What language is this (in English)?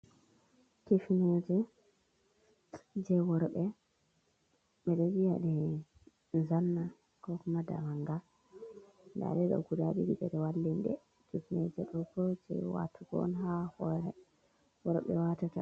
Fula